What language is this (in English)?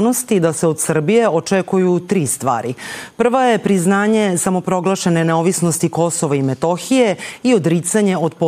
Croatian